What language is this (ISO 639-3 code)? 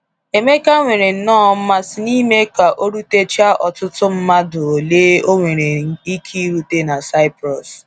ibo